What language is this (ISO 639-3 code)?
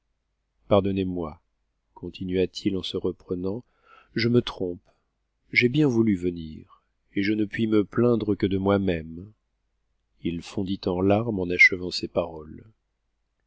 fra